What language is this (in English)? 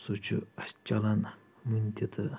Kashmiri